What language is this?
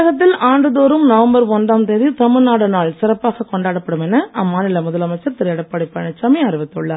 Tamil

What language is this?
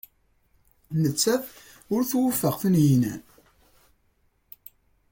Kabyle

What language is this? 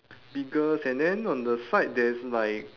English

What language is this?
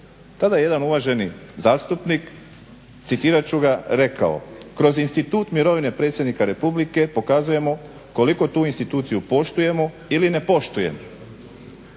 Croatian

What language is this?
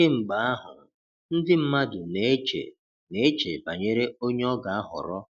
Igbo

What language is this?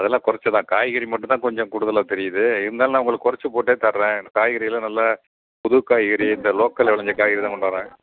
Tamil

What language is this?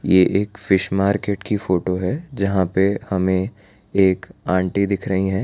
Hindi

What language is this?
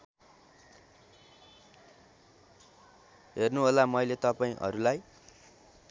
Nepali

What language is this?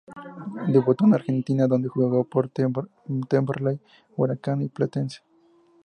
Spanish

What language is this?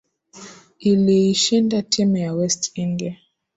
Swahili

